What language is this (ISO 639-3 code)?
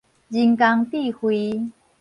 nan